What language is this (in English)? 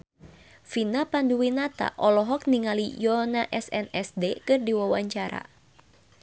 Sundanese